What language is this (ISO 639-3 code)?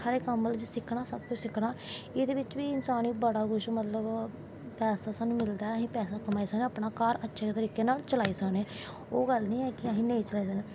doi